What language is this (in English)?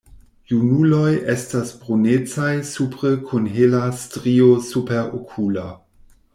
Esperanto